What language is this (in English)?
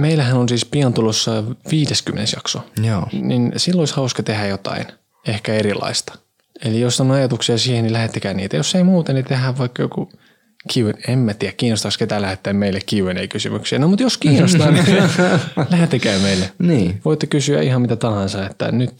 Finnish